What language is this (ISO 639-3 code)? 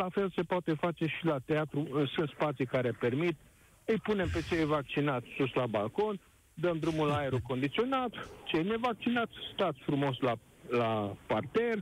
ron